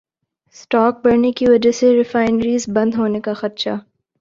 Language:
Urdu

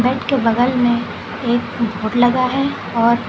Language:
Hindi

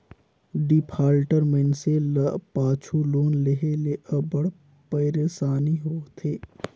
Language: Chhattisgarhi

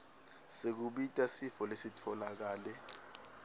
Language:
Swati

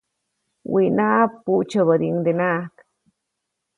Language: Copainalá Zoque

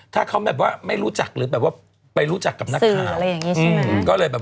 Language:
Thai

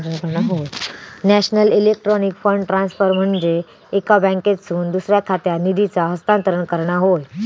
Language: Marathi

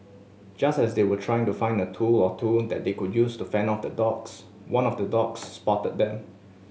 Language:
English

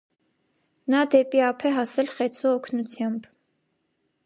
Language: Armenian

